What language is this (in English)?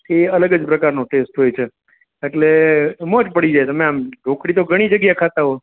Gujarati